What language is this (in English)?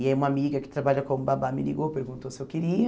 Portuguese